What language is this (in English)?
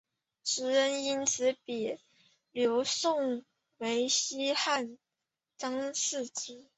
Chinese